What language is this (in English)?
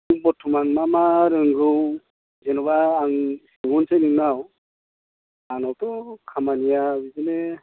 Bodo